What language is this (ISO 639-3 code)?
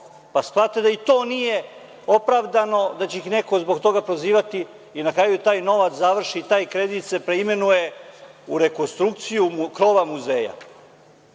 srp